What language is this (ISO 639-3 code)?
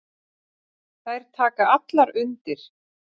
isl